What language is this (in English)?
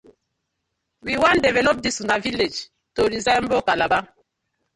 Nigerian Pidgin